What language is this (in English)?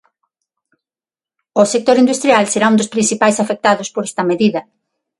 Galician